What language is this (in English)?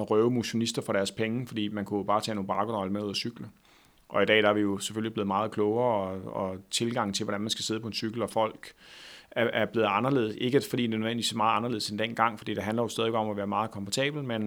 Danish